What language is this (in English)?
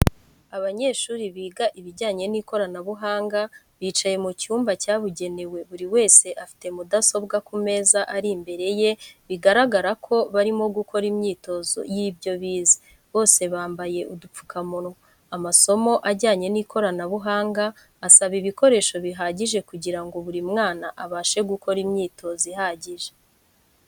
Kinyarwanda